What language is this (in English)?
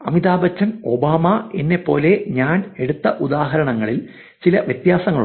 Malayalam